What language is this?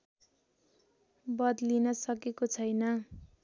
Nepali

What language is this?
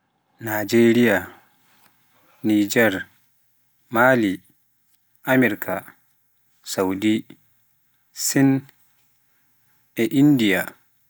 Pular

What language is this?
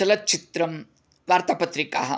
Sanskrit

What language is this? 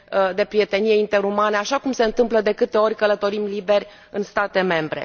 Romanian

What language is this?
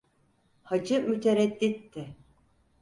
Turkish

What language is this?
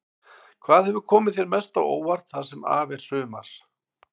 Icelandic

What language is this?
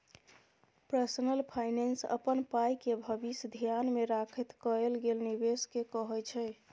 Maithili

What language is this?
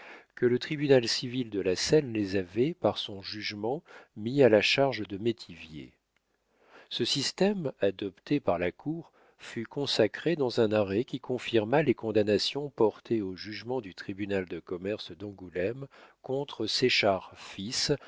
French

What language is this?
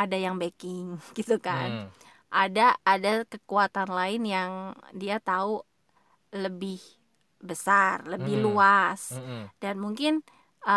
Indonesian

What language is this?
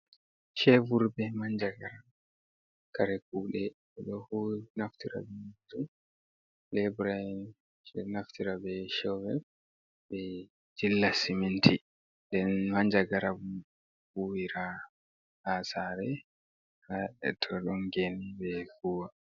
Fula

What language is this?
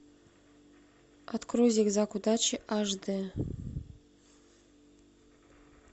Russian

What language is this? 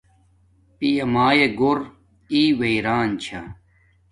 Domaaki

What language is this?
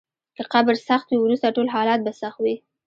Pashto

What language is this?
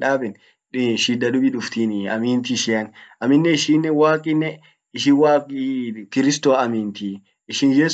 Orma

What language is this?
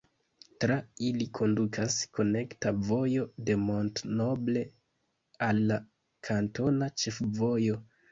Esperanto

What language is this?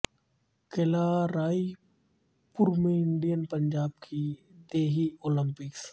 Urdu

